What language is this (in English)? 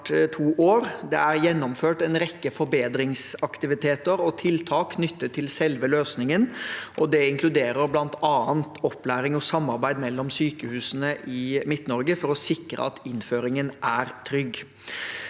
Norwegian